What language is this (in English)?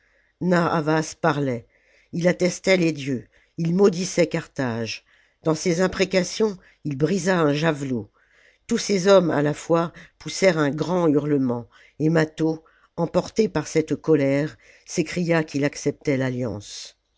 French